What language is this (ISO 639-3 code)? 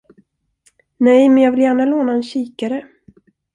swe